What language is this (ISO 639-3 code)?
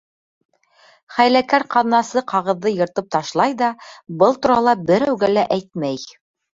bak